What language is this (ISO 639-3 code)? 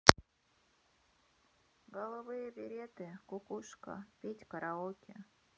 rus